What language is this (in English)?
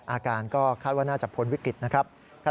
Thai